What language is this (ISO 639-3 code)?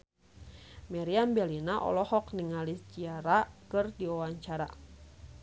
sun